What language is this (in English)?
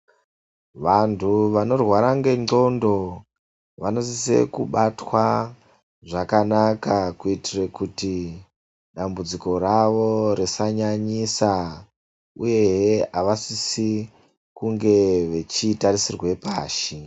Ndau